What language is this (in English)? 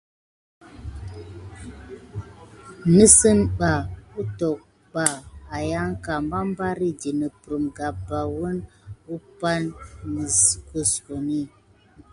Gidar